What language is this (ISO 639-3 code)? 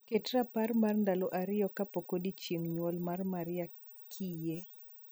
luo